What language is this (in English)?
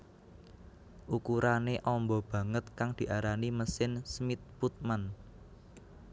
Javanese